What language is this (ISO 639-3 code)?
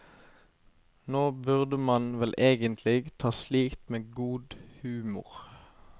nor